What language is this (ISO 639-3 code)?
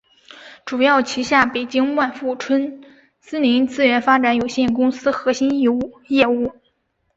zho